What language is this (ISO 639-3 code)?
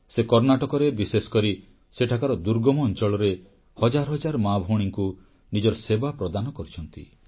ori